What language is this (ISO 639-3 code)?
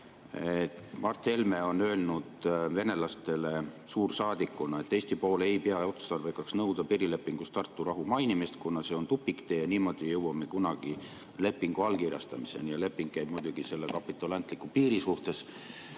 est